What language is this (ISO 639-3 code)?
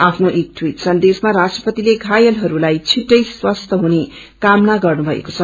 nep